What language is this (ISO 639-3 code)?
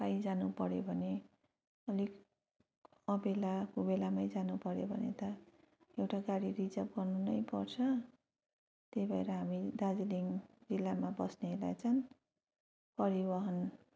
nep